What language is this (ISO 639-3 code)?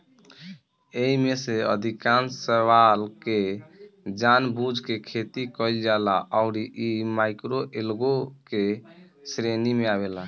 bho